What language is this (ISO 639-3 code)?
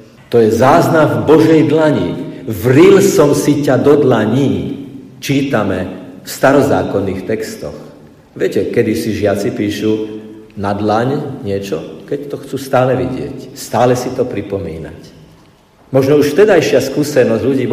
slk